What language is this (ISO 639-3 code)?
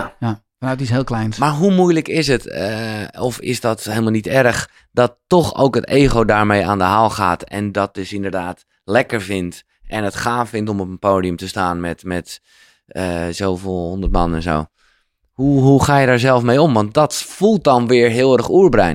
nld